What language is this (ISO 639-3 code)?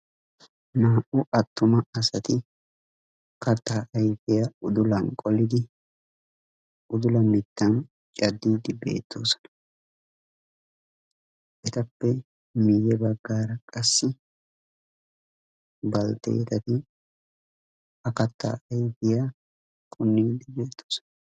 wal